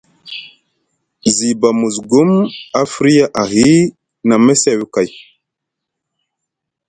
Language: Musgu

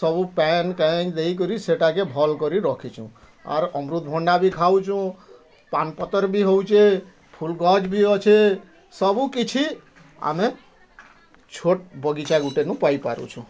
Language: Odia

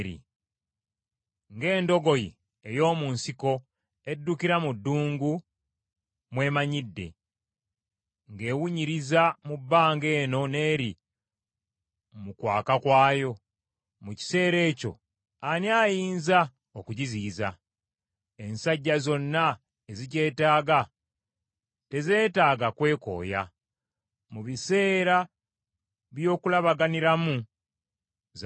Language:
Ganda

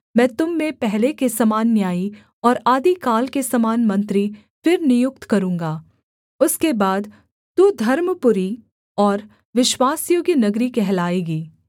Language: Hindi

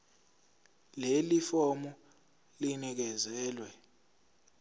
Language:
Zulu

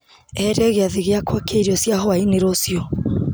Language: Kikuyu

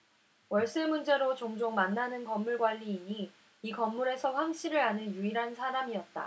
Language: Korean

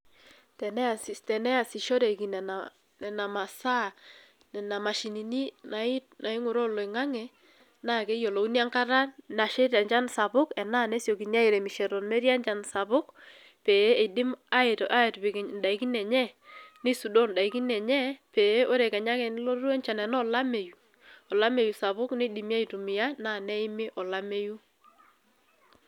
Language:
Masai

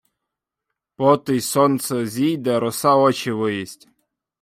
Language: Ukrainian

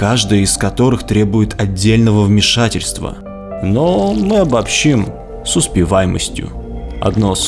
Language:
Russian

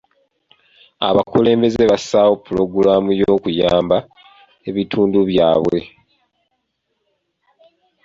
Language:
Ganda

